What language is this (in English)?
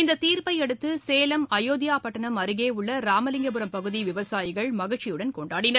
Tamil